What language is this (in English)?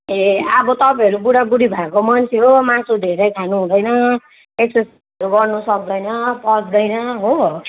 Nepali